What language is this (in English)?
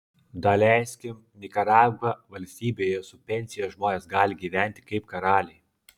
Lithuanian